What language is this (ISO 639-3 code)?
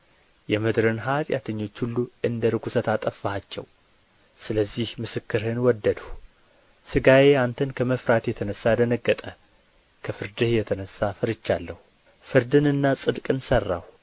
amh